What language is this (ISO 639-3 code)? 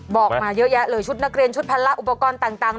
tha